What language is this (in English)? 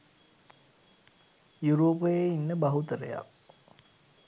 Sinhala